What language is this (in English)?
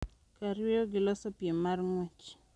Luo (Kenya and Tanzania)